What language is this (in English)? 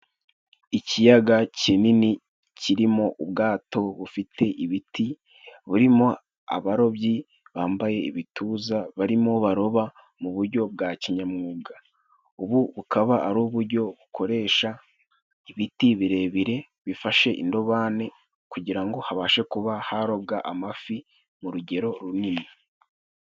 Kinyarwanda